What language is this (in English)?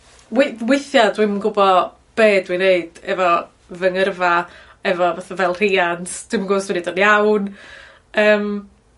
Welsh